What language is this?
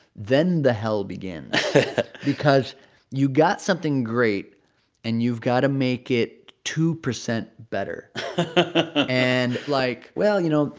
English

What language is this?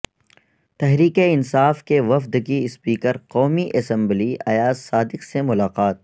Urdu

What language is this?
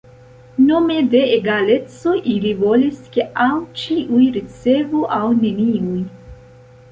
Esperanto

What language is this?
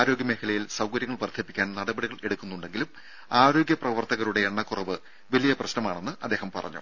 Malayalam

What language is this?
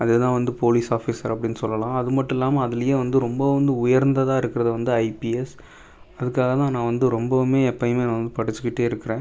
Tamil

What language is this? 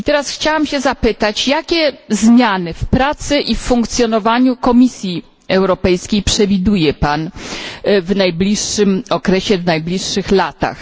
Polish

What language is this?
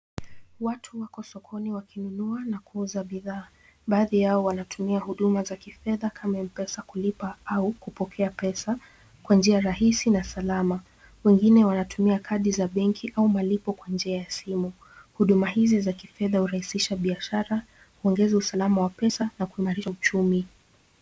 Swahili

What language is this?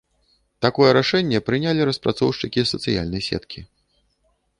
Belarusian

